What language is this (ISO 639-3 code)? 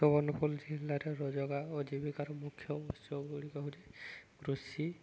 ori